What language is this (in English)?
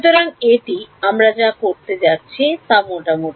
Bangla